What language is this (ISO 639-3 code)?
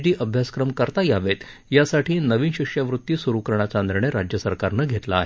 mar